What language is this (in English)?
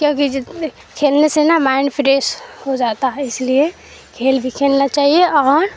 Urdu